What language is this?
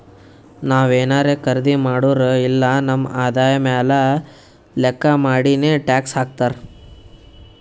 Kannada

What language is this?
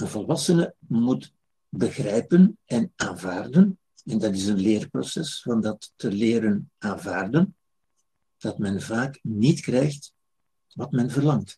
Dutch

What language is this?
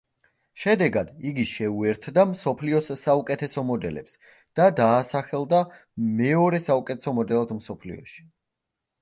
Georgian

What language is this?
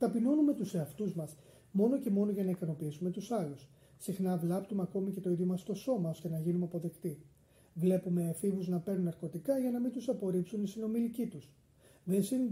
Greek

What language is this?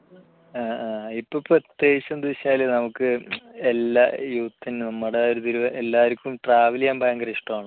Malayalam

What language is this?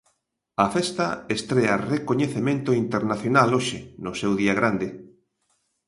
Galician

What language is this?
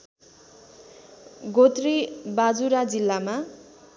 Nepali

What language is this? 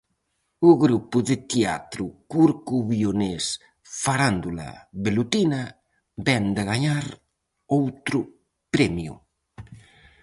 Galician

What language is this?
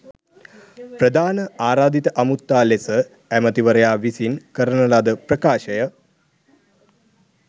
Sinhala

